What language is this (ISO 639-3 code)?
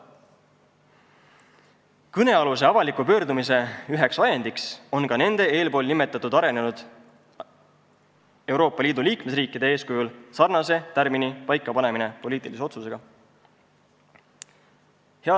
est